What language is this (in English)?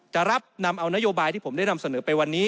Thai